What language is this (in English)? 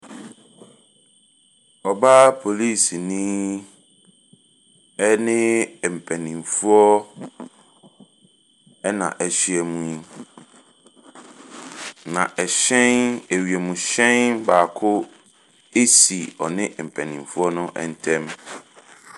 Akan